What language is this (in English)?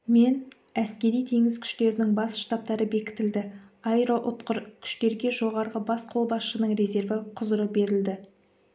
Kazakh